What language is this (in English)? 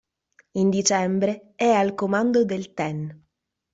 Italian